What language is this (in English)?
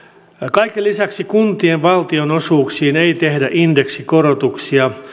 Finnish